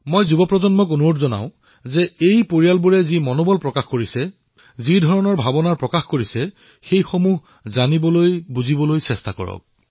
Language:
Assamese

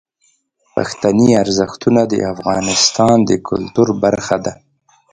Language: Pashto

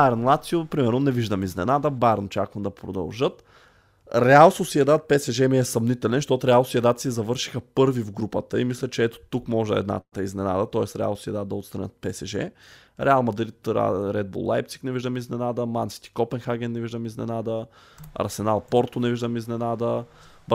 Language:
Bulgarian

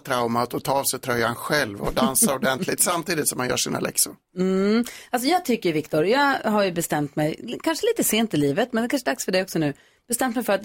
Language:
Swedish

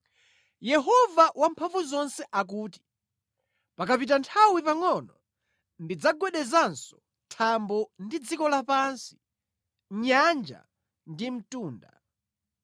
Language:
Nyanja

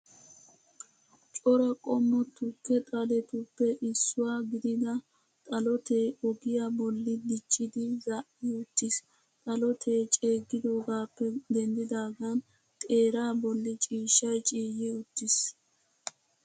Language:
Wolaytta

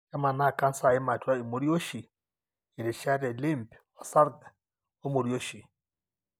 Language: Masai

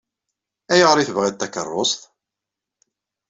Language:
Kabyle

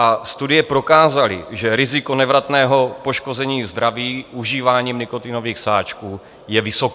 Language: Czech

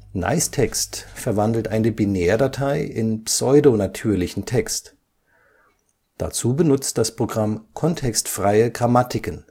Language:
German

